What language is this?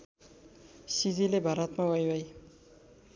Nepali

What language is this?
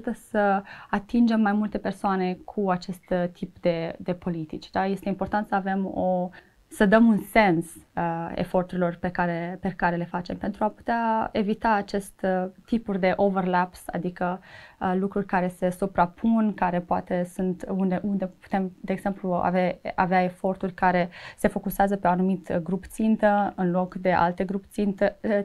Romanian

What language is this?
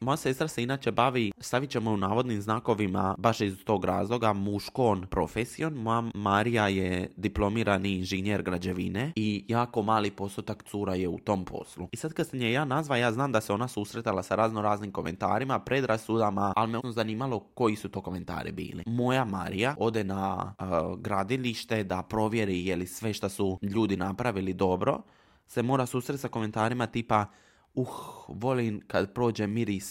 Croatian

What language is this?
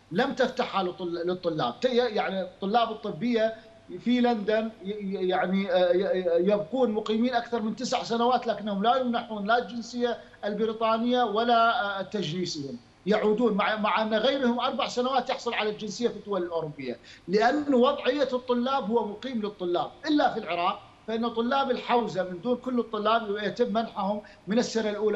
Arabic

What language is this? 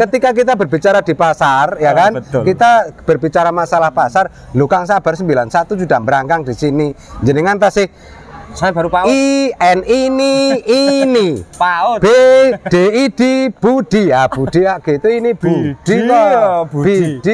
Indonesian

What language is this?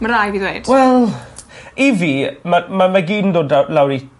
Welsh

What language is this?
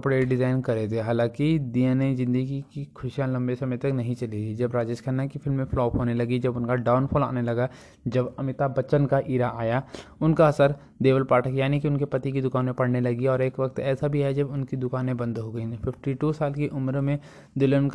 Hindi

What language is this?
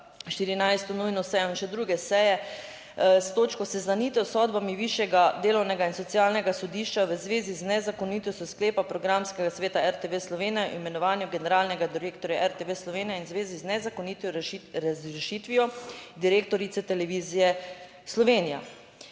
Slovenian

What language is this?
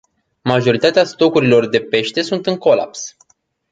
Romanian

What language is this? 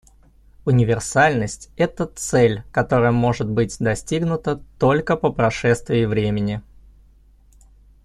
Russian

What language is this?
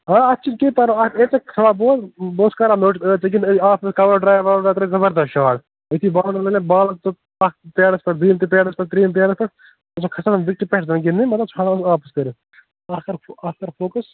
Kashmiri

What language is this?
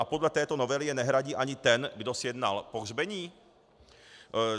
Czech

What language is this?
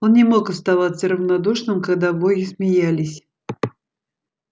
Russian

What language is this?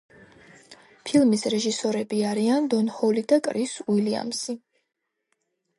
Georgian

